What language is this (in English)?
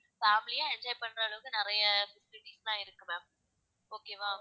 Tamil